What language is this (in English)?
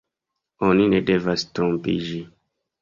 Esperanto